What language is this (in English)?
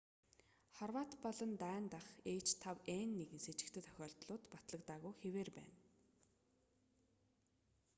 Mongolian